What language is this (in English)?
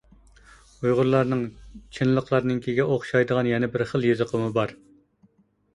Uyghur